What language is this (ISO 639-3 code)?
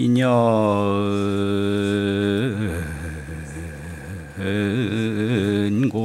kor